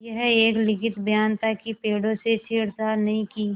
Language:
Hindi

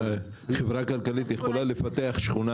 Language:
Hebrew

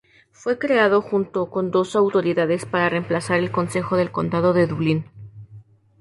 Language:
Spanish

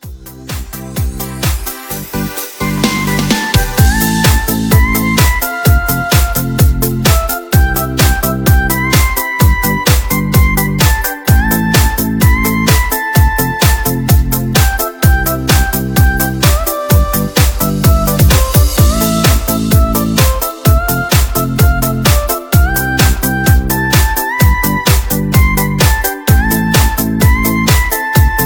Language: Chinese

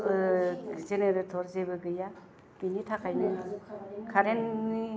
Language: Bodo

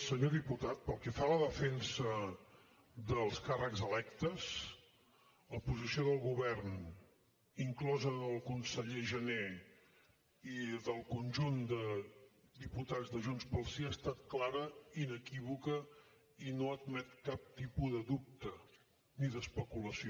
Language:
Catalan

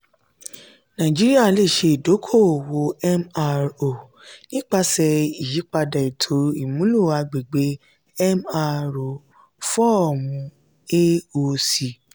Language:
Yoruba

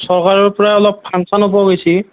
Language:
Assamese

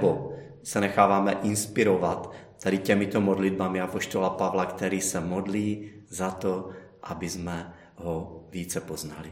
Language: Czech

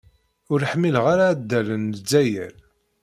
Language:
Kabyle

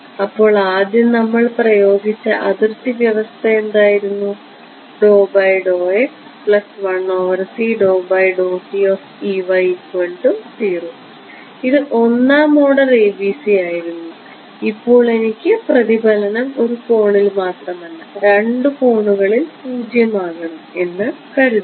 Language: Malayalam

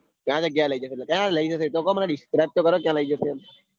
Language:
Gujarati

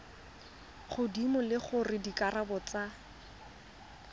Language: Tswana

